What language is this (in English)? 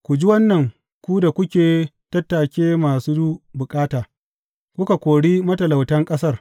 Hausa